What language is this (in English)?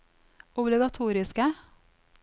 Norwegian